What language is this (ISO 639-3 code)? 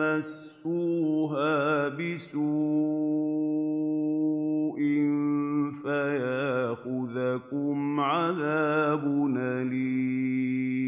ara